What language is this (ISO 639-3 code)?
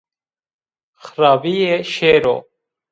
zza